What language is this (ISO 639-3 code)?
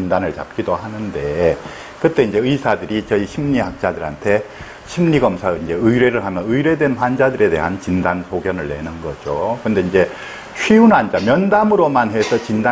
kor